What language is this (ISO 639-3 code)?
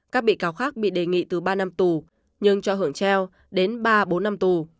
vie